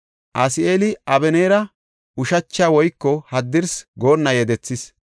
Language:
Gofa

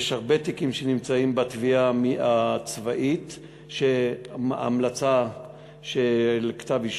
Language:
Hebrew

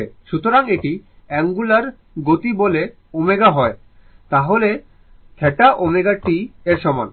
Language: Bangla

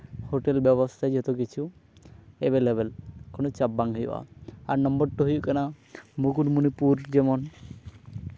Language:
Santali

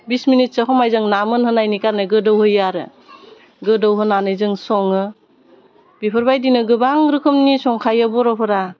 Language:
Bodo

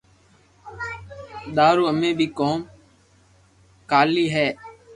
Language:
Loarki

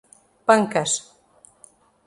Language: Portuguese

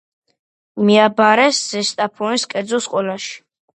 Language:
Georgian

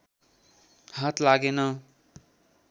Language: Nepali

